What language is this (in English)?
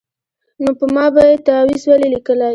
Pashto